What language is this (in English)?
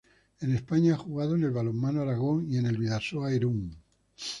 Spanish